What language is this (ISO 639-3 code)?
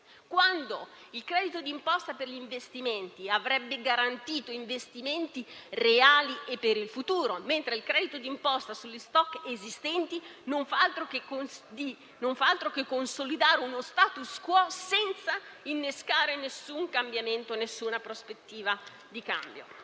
ita